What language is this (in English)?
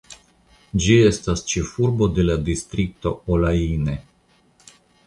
Esperanto